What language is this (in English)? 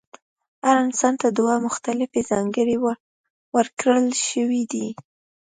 Pashto